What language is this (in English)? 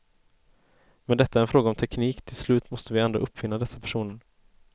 Swedish